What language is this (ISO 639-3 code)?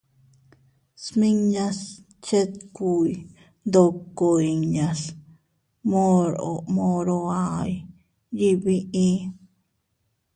cut